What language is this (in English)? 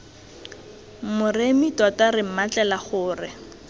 Tswana